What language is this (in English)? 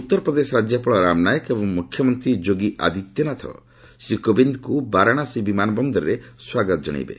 Odia